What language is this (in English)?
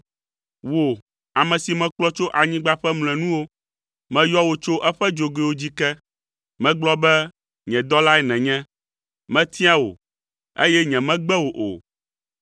Ewe